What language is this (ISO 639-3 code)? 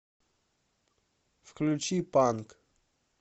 rus